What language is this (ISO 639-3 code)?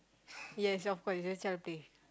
eng